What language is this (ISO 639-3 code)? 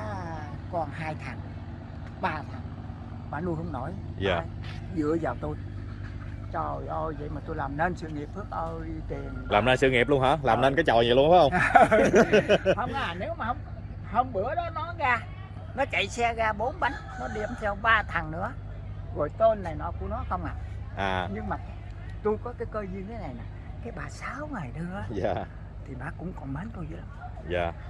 vie